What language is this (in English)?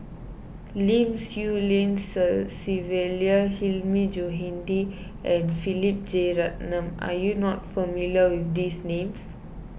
English